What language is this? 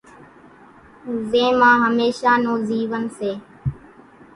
Kachi Koli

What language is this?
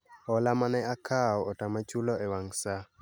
Luo (Kenya and Tanzania)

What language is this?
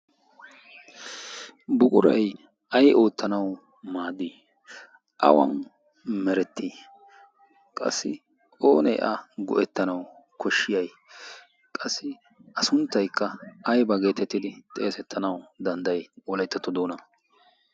Wolaytta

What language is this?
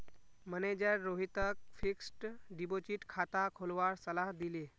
Magahi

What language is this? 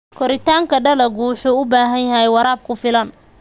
Somali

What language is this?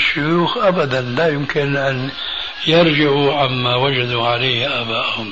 Arabic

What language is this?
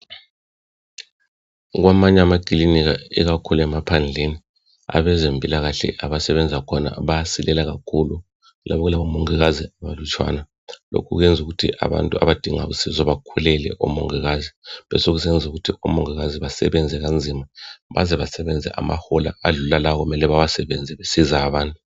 North Ndebele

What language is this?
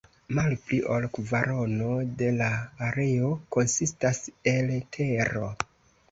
Esperanto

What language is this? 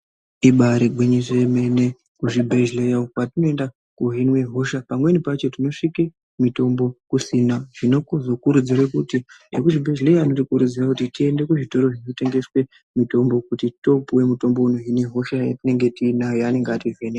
Ndau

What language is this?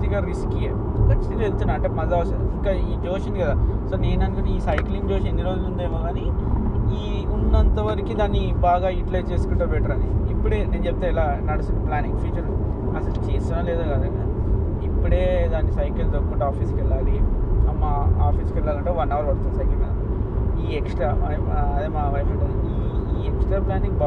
Telugu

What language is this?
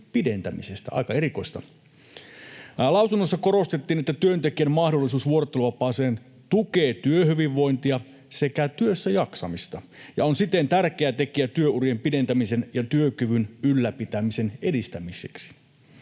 Finnish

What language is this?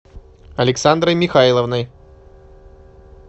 Russian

